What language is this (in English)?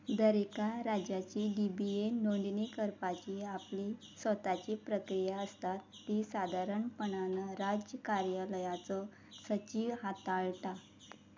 Konkani